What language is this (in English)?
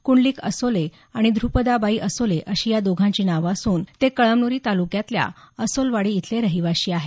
Marathi